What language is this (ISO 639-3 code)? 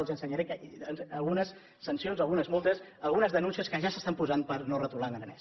cat